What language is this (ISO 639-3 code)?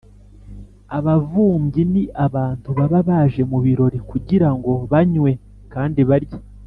kin